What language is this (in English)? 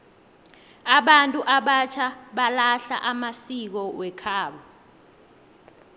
South Ndebele